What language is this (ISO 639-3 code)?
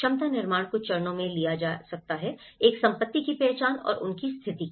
hin